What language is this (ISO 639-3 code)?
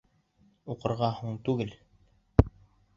bak